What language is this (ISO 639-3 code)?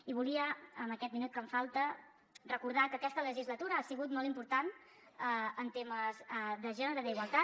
cat